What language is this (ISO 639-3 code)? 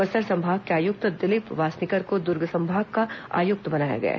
hin